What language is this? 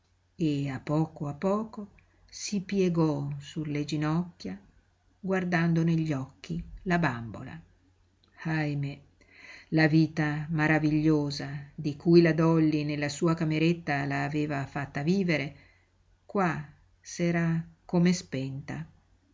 Italian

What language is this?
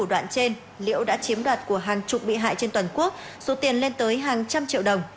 Vietnamese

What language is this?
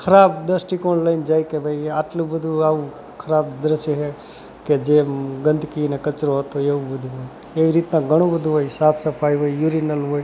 Gujarati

